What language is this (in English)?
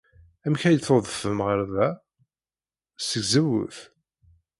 Kabyle